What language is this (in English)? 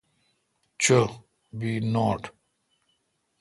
Kalkoti